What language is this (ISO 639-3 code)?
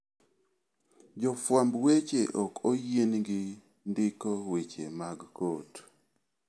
luo